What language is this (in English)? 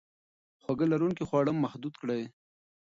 Pashto